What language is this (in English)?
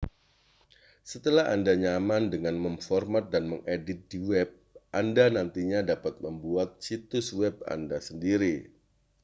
Indonesian